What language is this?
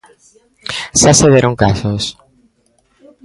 Galician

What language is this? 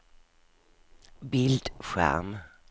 Swedish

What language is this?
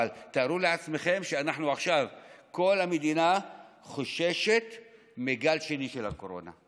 Hebrew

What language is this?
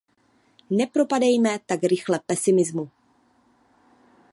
Czech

